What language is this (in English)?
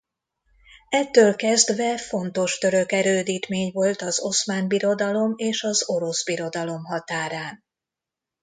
Hungarian